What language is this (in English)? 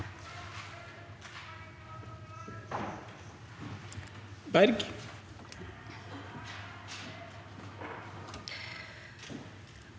Norwegian